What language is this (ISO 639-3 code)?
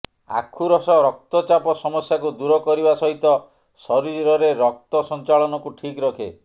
ori